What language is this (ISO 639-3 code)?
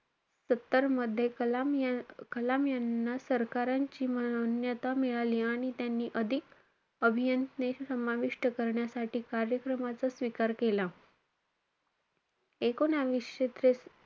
mar